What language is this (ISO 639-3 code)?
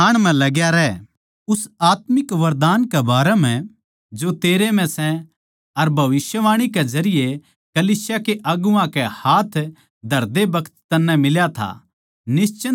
bgc